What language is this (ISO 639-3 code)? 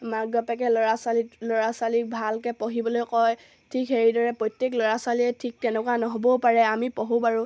asm